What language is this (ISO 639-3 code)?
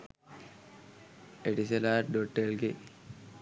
sin